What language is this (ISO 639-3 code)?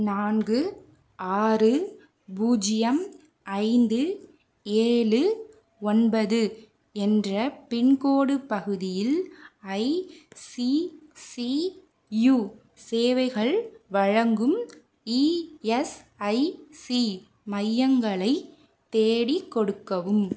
tam